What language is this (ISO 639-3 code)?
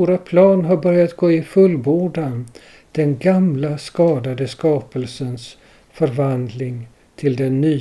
swe